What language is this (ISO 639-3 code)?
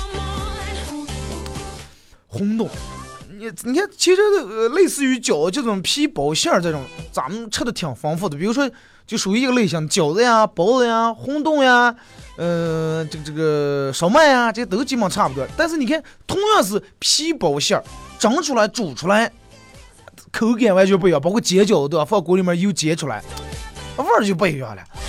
zho